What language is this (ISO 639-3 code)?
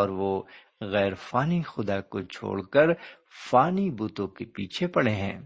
urd